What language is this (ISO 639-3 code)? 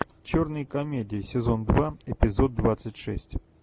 rus